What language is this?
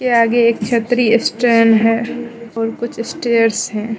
Hindi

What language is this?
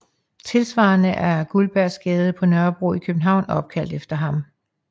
Danish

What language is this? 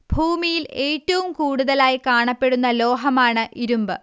Malayalam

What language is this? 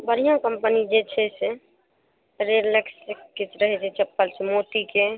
Maithili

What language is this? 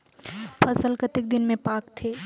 Chhattisgarhi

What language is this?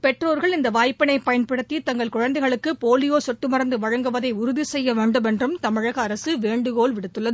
Tamil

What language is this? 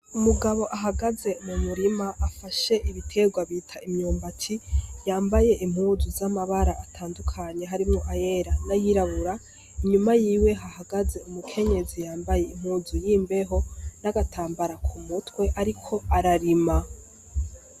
Rundi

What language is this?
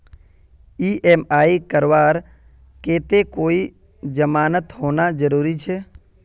Magahi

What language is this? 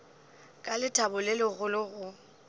Northern Sotho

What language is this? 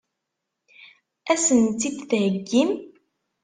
Kabyle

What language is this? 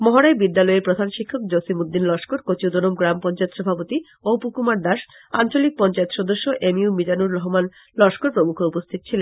Bangla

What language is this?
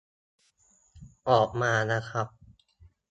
Thai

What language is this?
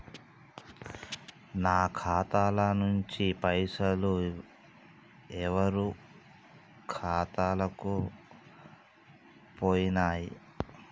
Telugu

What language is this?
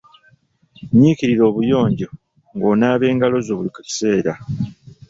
Ganda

